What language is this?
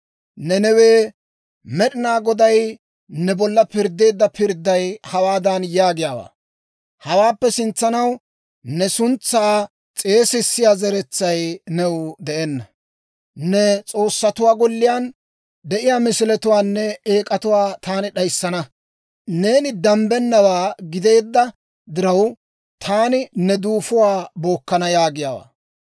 Dawro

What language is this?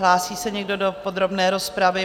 Czech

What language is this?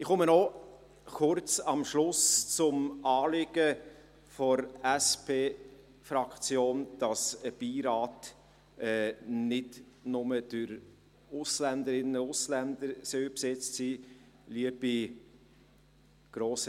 Swiss German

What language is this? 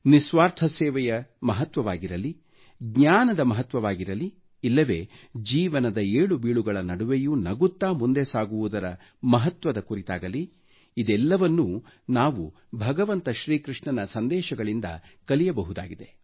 Kannada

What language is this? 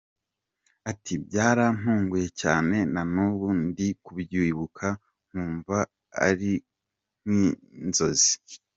Kinyarwanda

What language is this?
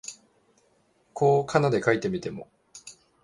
Japanese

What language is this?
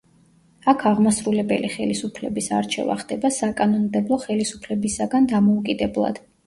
Georgian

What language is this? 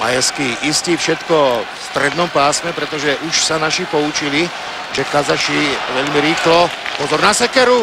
Slovak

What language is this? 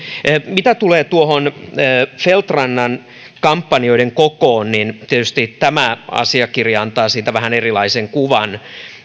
Finnish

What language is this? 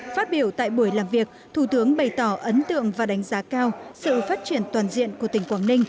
Vietnamese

